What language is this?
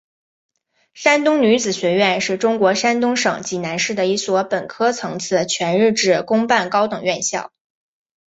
Chinese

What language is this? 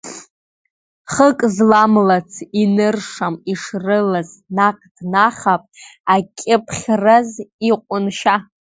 Abkhazian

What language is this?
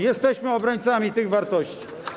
Polish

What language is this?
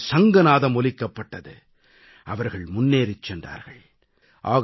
Tamil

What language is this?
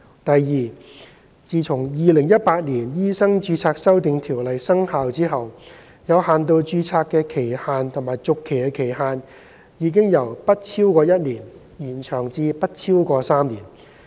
Cantonese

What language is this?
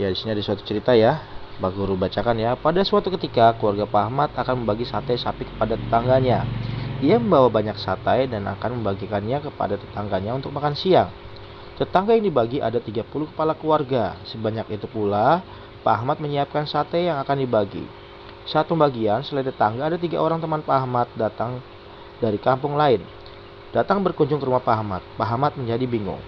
Indonesian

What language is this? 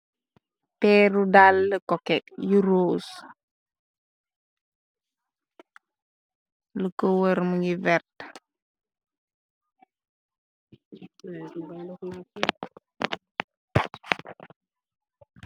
Wolof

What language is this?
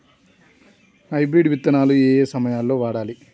Telugu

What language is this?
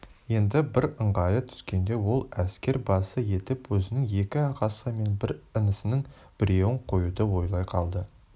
Kazakh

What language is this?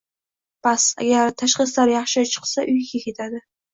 Uzbek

